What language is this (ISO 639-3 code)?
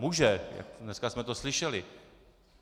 ces